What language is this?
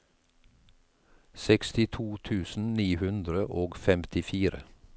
Norwegian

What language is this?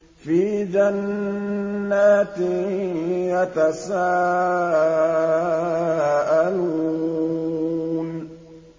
Arabic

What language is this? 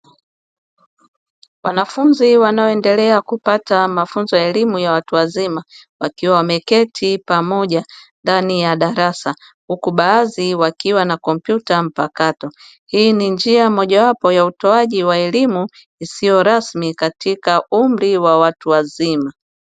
Swahili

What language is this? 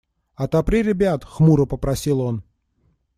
Russian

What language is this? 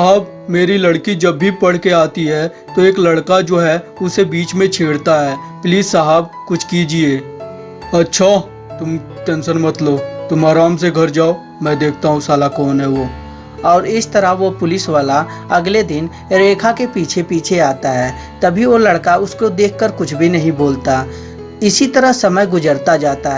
Hindi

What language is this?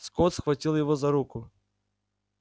Russian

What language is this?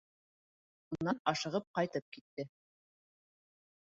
Bashkir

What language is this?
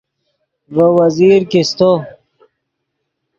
Yidgha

